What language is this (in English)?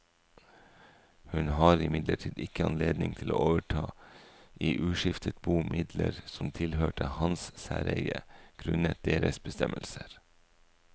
Norwegian